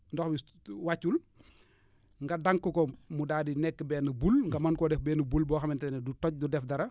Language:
Wolof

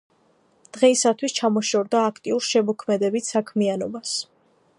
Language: Georgian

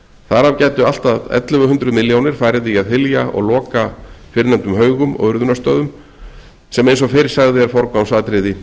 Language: Icelandic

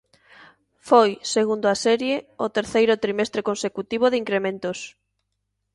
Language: Galician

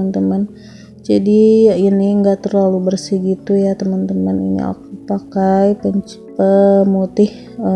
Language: Indonesian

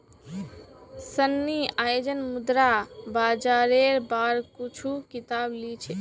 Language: Magahi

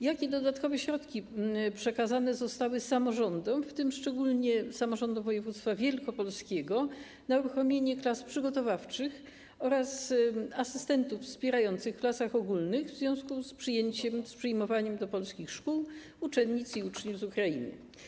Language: Polish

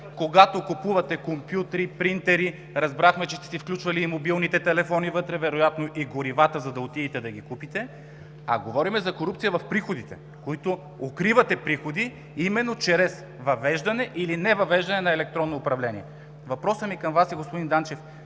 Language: Bulgarian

